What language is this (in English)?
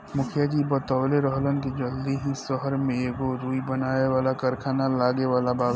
Bhojpuri